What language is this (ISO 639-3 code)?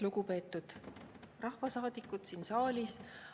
est